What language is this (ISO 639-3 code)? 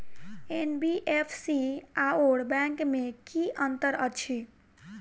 mai